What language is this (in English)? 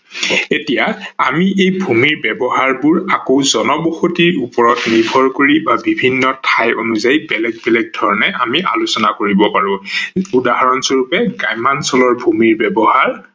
Assamese